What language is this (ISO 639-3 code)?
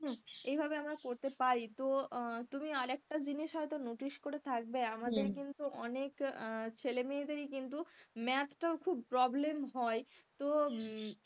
ben